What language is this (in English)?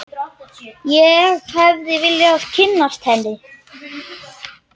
Icelandic